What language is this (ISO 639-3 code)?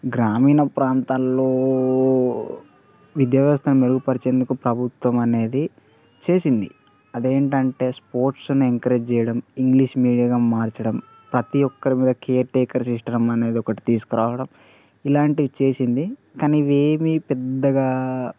tel